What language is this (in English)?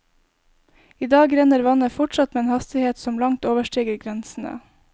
Norwegian